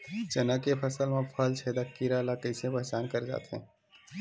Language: Chhattisgarhi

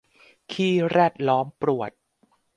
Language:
Thai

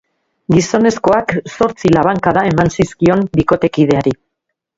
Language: Basque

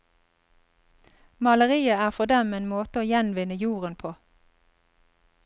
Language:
Norwegian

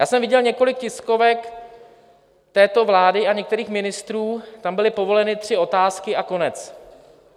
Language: Czech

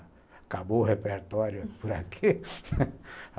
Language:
Portuguese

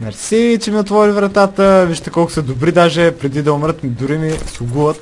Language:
Bulgarian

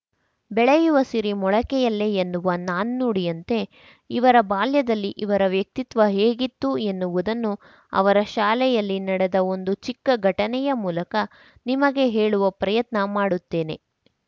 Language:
Kannada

